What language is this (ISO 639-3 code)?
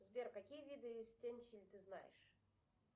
rus